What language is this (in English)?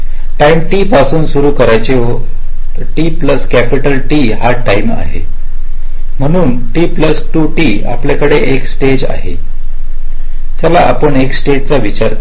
Marathi